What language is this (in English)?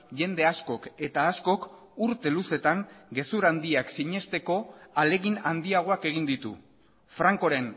Basque